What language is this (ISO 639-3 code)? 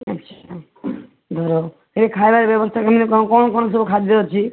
ori